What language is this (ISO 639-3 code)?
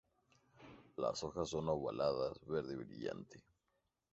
spa